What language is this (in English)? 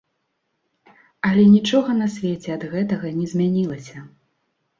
Belarusian